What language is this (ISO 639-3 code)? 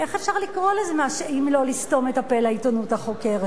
heb